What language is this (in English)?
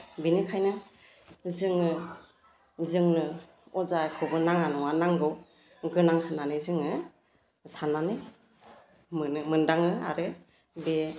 Bodo